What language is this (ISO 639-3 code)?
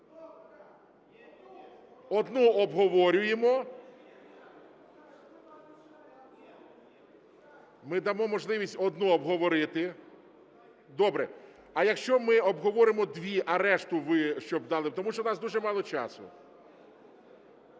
ukr